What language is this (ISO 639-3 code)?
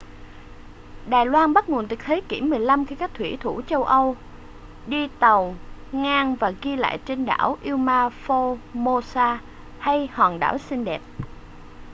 vie